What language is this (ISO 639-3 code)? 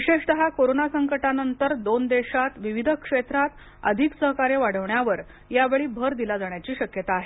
mar